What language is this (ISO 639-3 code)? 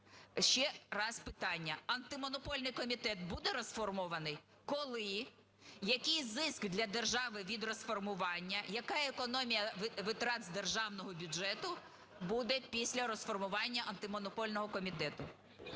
ukr